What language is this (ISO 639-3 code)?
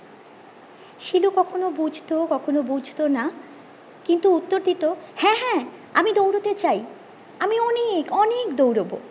ben